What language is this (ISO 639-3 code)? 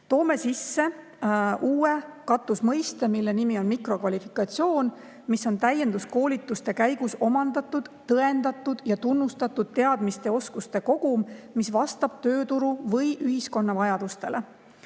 est